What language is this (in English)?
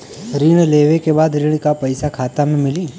Bhojpuri